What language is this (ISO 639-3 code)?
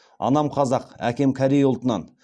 kaz